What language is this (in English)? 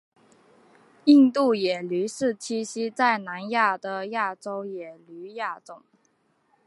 Chinese